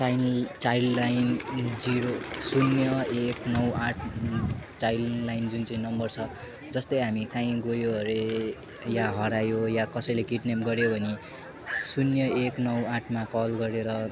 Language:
Nepali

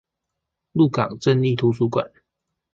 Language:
Chinese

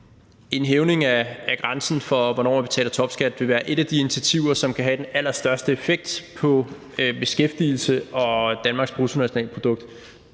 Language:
Danish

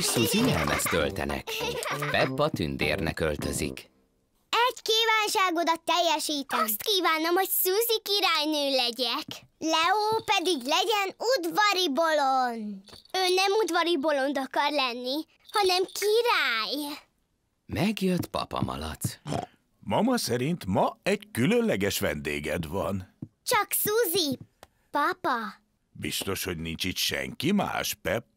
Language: Hungarian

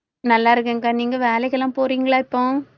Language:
Tamil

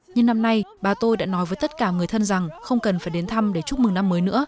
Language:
Vietnamese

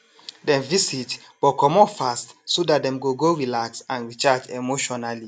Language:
Nigerian Pidgin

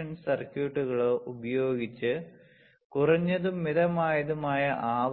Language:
Malayalam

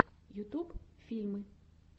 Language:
Russian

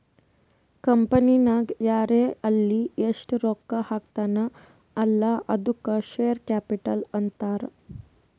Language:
Kannada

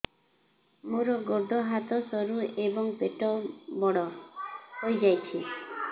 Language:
Odia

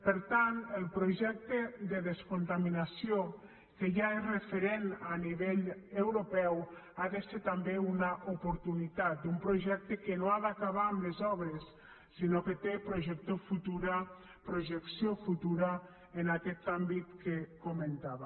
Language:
Catalan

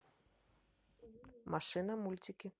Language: Russian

